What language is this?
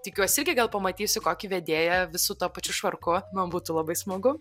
Lithuanian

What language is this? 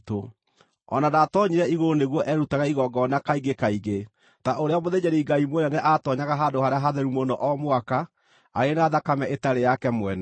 Kikuyu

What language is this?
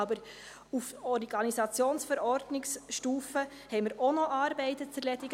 Swiss German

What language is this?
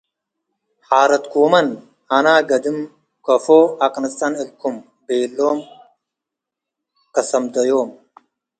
Tigre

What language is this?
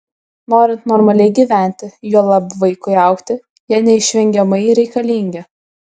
Lithuanian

